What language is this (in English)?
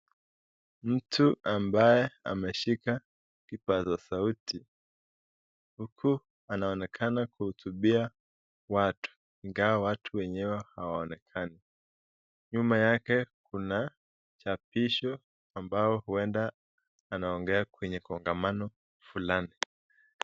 Swahili